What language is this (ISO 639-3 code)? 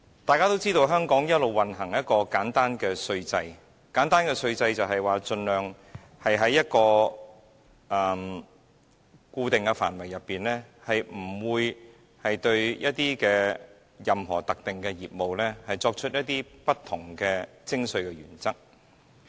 yue